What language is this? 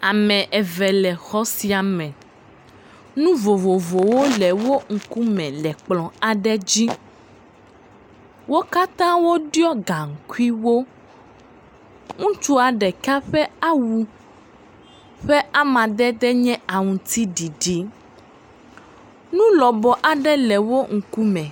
Ewe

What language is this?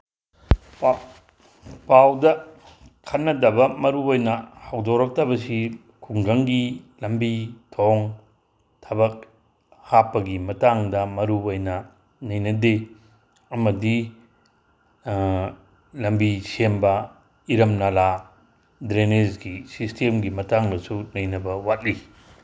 Manipuri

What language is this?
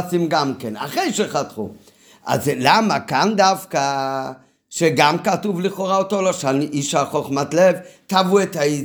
Hebrew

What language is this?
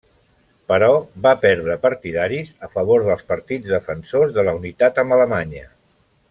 Catalan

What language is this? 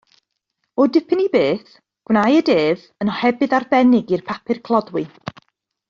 Welsh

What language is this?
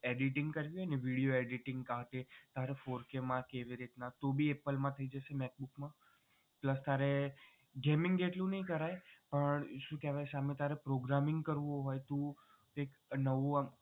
Gujarati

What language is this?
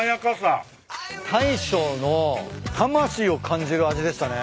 Japanese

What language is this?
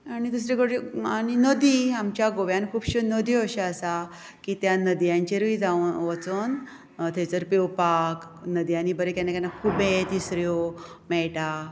Konkani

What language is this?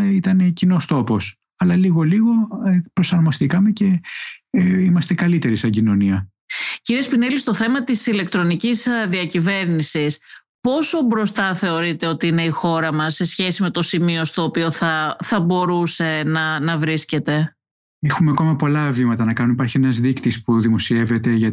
Greek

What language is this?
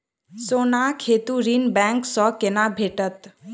Maithili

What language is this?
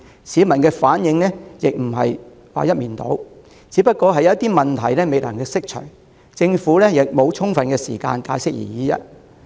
Cantonese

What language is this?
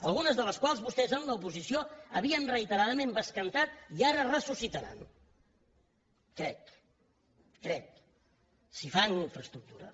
Catalan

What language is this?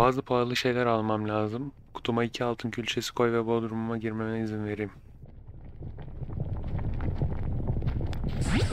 Turkish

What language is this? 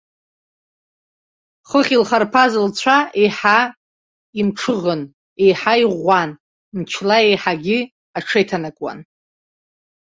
Abkhazian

